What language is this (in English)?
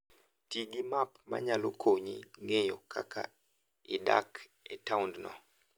Luo (Kenya and Tanzania)